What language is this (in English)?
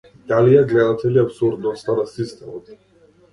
Macedonian